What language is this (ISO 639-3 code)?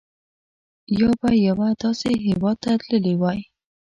pus